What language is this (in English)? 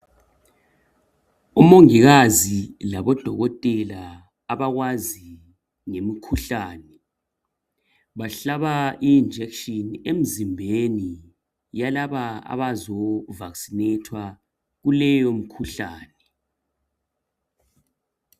North Ndebele